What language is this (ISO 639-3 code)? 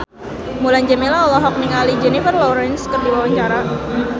sun